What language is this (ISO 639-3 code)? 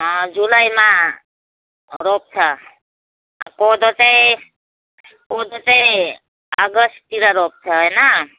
nep